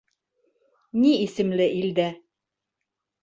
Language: Bashkir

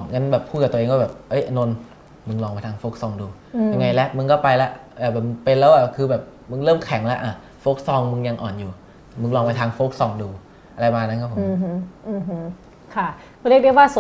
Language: Thai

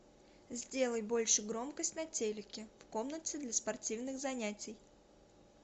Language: Russian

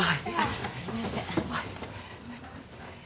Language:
Japanese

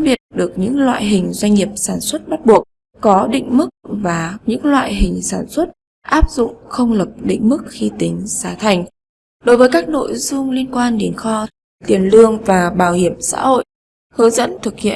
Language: Vietnamese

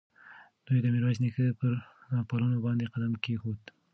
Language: Pashto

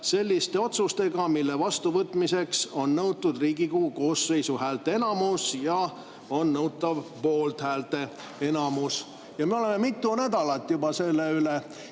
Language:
Estonian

